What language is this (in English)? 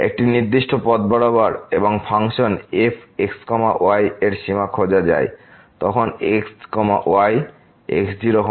Bangla